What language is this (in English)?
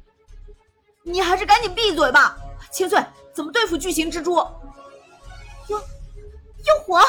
Chinese